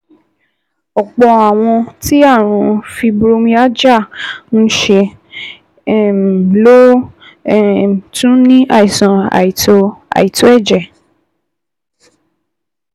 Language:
Yoruba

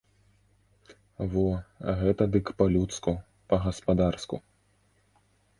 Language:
Belarusian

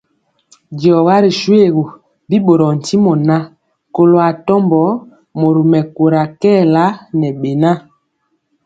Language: Mpiemo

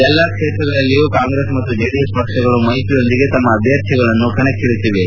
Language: Kannada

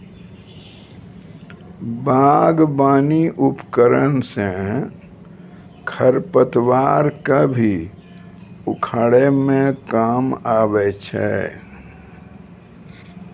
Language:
Maithili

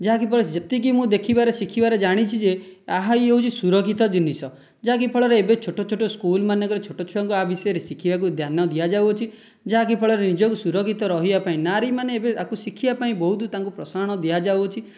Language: Odia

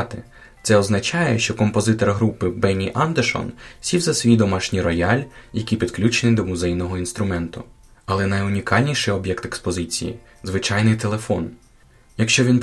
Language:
Ukrainian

